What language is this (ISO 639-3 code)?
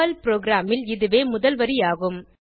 tam